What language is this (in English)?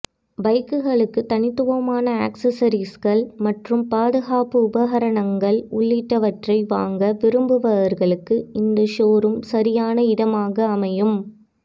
Tamil